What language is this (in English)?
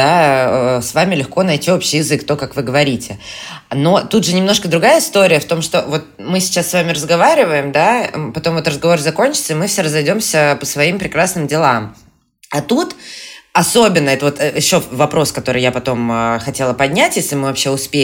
Russian